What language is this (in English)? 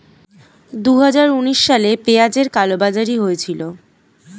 Bangla